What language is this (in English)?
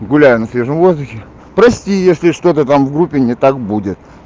Russian